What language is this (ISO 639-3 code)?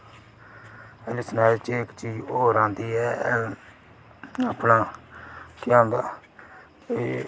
doi